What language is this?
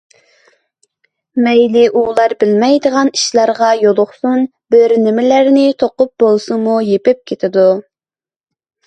Uyghur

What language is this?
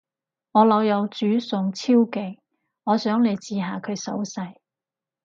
Cantonese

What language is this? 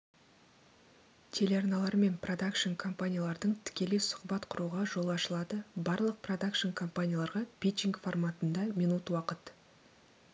Kazakh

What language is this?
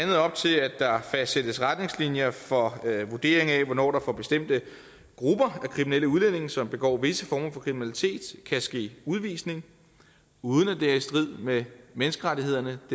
Danish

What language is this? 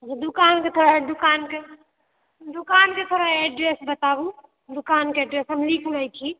Maithili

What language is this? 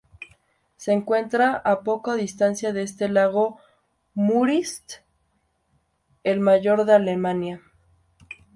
Spanish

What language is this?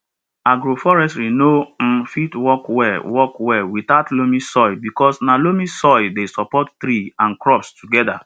Nigerian Pidgin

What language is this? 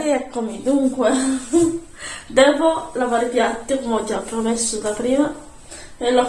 Italian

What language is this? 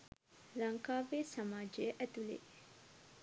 Sinhala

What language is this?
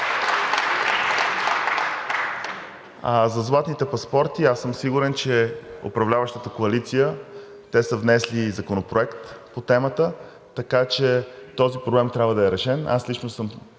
Bulgarian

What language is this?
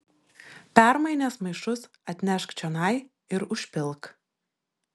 Lithuanian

